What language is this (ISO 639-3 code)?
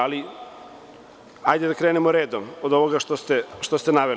srp